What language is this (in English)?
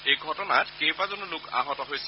Assamese